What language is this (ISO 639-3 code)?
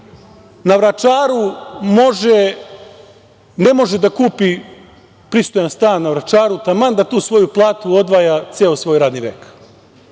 srp